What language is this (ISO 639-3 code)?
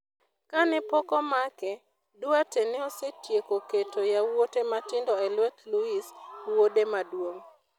luo